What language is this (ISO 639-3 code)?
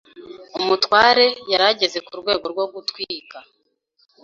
kin